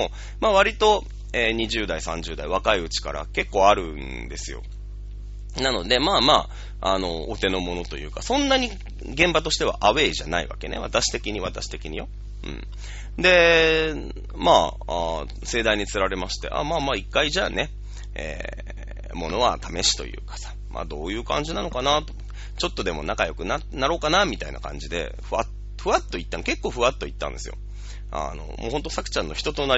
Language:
Japanese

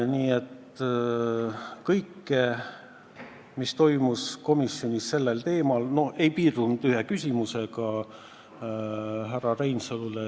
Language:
Estonian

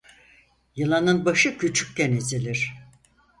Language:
Turkish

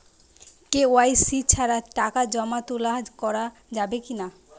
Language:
Bangla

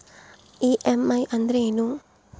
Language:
Kannada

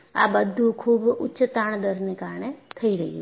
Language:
Gujarati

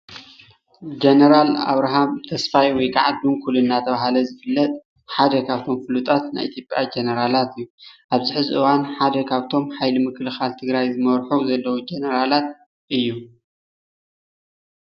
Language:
Tigrinya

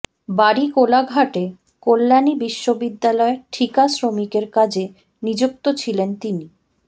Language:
Bangla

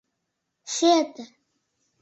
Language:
Mari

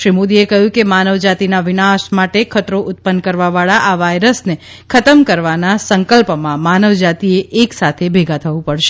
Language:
Gujarati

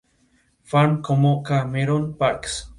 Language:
Spanish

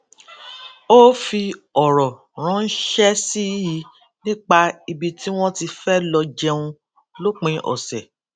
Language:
Yoruba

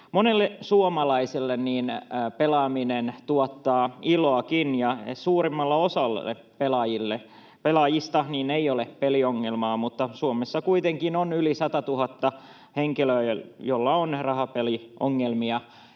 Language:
Finnish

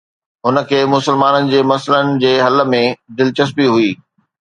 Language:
Sindhi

